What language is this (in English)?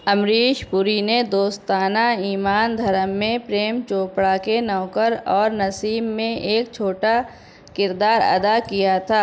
Urdu